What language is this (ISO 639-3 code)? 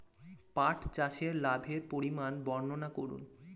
ben